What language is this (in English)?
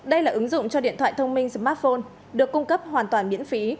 Vietnamese